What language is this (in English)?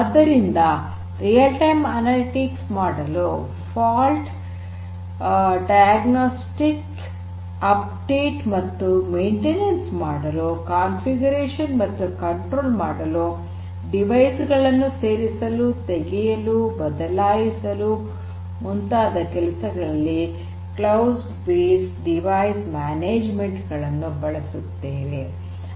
Kannada